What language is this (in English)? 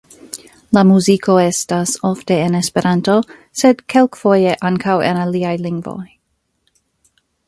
Esperanto